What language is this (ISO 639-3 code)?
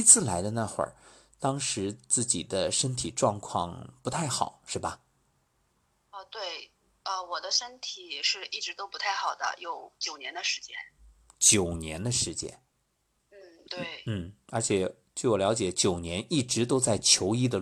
zho